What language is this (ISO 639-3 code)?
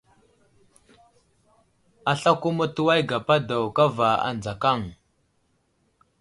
udl